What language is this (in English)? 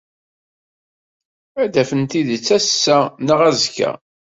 Kabyle